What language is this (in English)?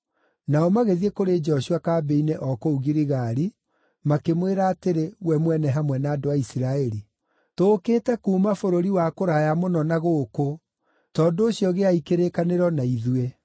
Kikuyu